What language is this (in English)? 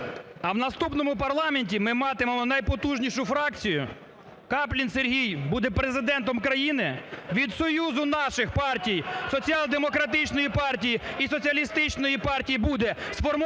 Ukrainian